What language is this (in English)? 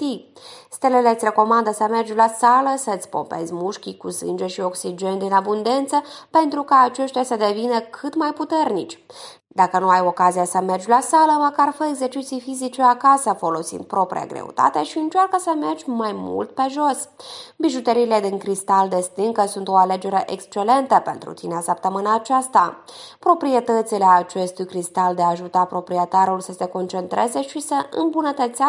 Romanian